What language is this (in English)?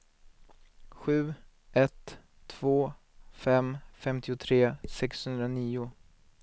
Swedish